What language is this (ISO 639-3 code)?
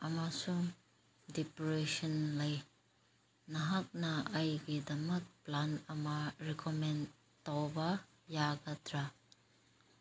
mni